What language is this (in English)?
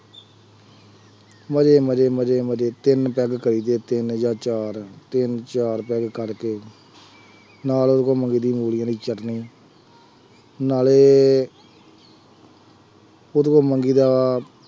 Punjabi